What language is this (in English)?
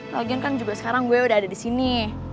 Indonesian